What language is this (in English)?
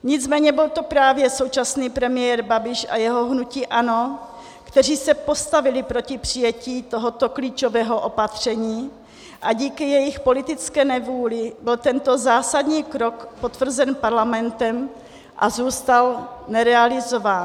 Czech